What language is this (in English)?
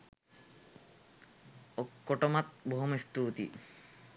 Sinhala